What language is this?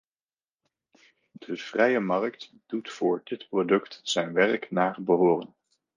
Dutch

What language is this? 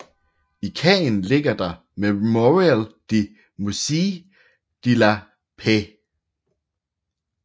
Danish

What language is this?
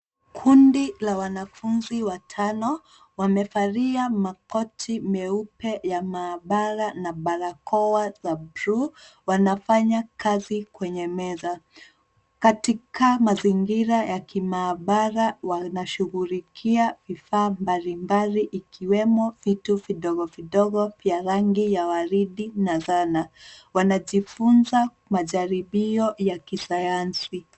Swahili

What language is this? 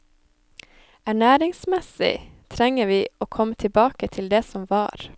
Norwegian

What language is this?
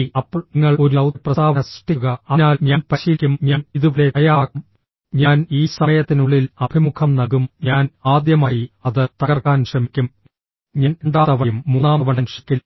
Malayalam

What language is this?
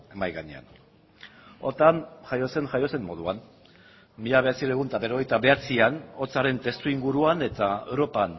Basque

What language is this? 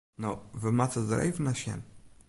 Western Frisian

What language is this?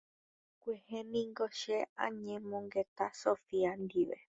Guarani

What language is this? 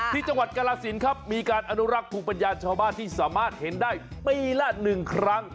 Thai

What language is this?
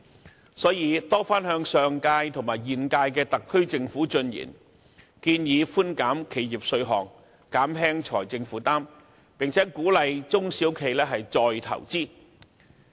Cantonese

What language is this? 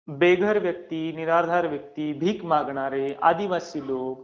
Marathi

